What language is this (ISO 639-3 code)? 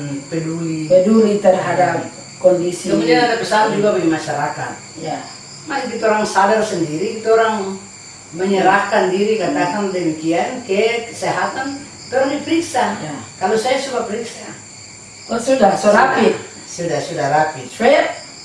ind